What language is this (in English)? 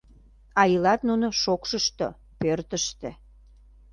Mari